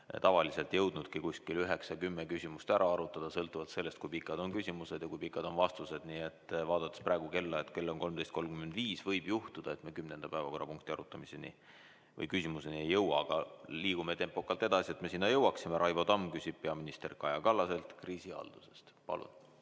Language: Estonian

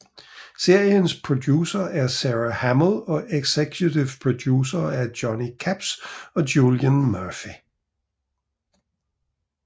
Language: Danish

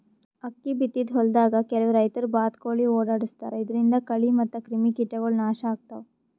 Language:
Kannada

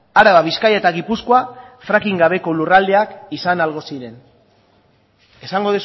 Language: Basque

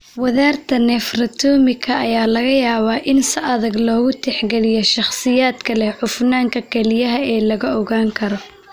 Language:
Somali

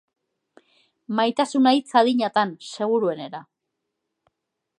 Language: Basque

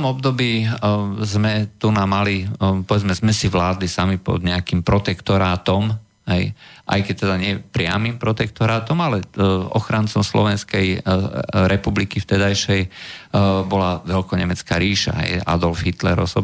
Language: Slovak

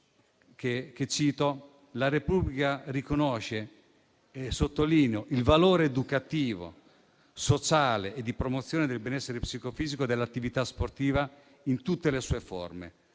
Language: Italian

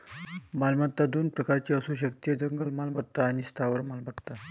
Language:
Marathi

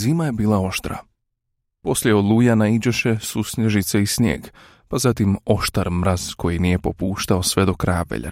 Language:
Croatian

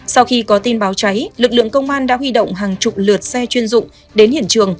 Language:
Vietnamese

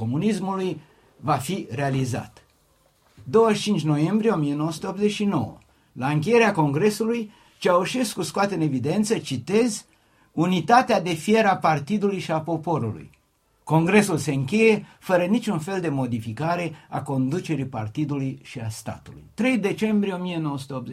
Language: Romanian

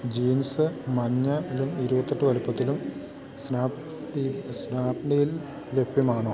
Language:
Malayalam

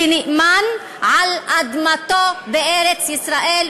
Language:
Hebrew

